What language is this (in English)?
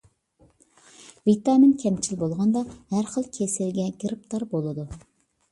Uyghur